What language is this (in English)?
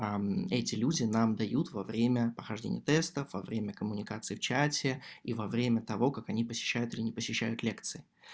Russian